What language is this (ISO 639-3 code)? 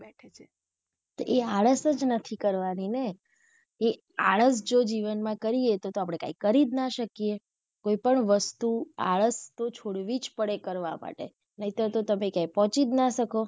guj